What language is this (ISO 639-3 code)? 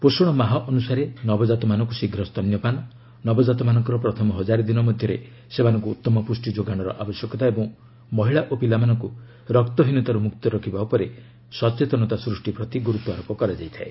ori